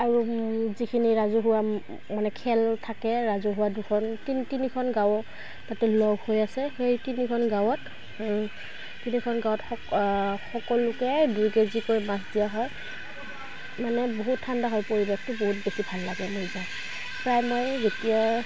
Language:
Assamese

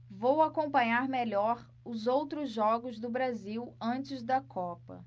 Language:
Portuguese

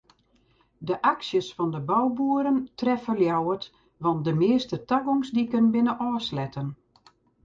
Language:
Western Frisian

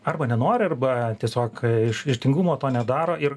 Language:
Lithuanian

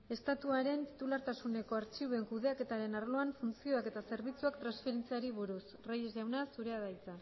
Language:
Basque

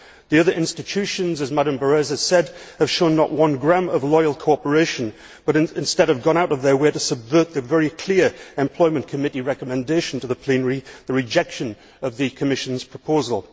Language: English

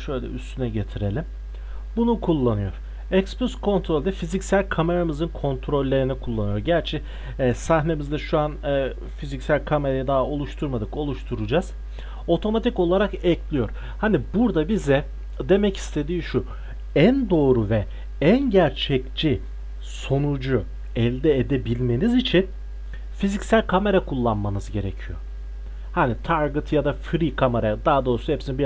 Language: Turkish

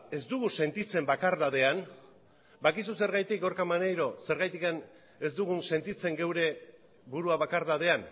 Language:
Basque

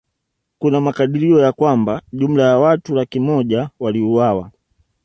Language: Swahili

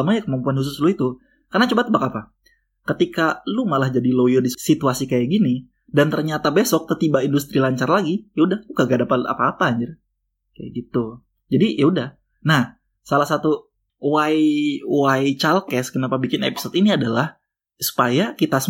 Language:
Indonesian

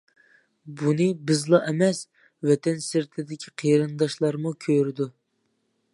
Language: Uyghur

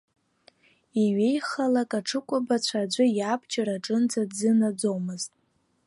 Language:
Abkhazian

